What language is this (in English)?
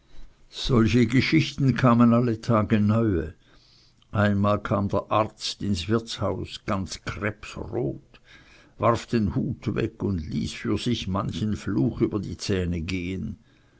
German